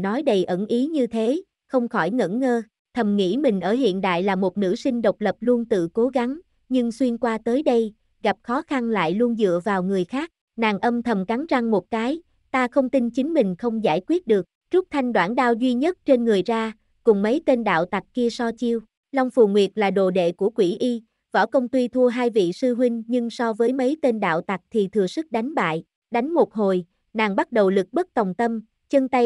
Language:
Vietnamese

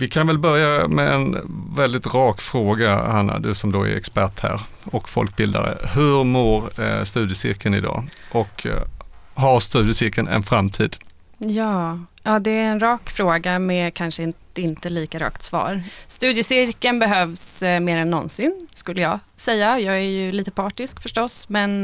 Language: Swedish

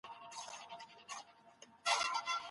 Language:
Pashto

